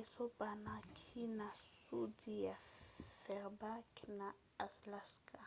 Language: Lingala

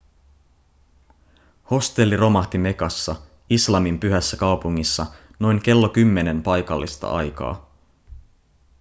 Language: Finnish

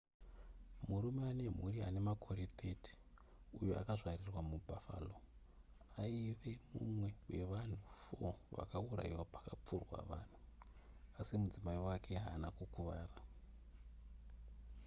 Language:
Shona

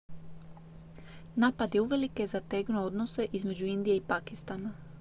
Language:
Croatian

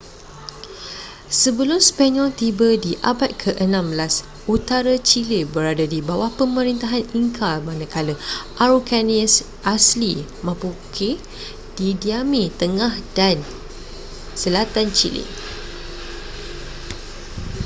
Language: Malay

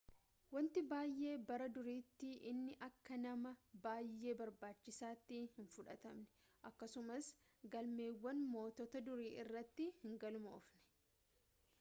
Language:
Oromo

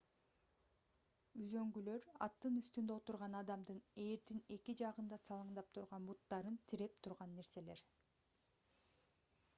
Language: Kyrgyz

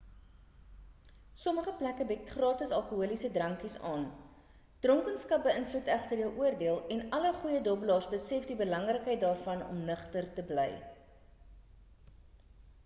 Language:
Afrikaans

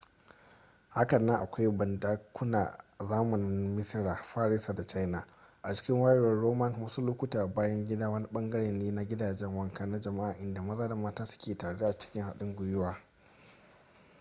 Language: Hausa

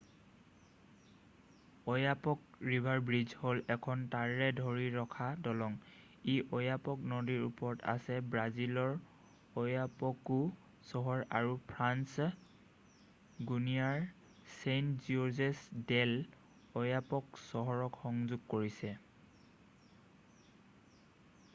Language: Assamese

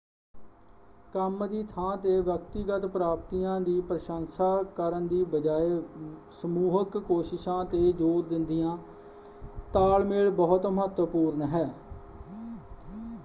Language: Punjabi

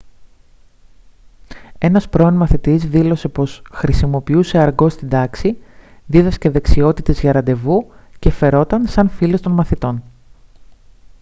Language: Greek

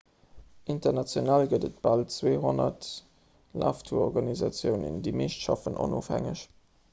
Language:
Luxembourgish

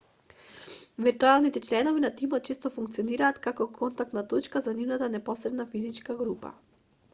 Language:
Macedonian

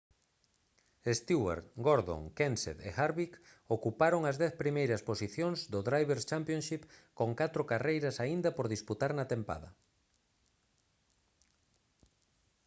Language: Galician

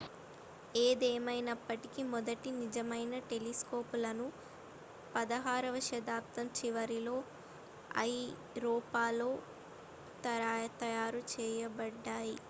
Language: Telugu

